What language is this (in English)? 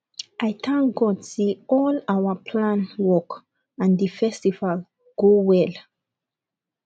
Nigerian Pidgin